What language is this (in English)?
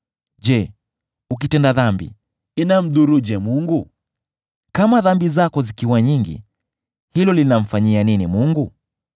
Swahili